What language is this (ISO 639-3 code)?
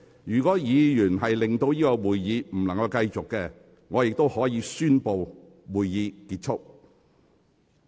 yue